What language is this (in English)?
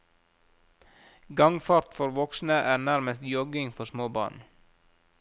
Norwegian